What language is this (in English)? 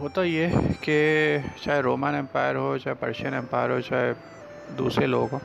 Urdu